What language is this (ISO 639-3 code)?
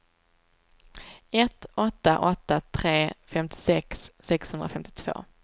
swe